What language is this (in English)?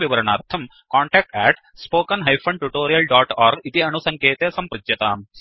Sanskrit